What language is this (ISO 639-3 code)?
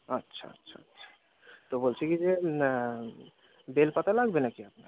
ben